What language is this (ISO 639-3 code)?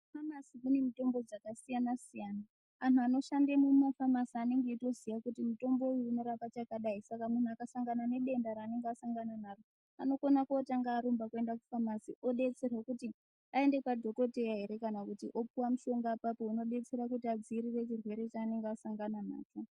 ndc